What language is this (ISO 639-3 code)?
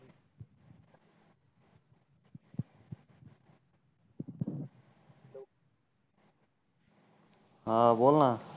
mar